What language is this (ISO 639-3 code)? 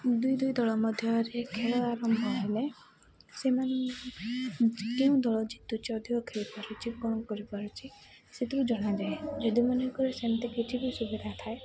ori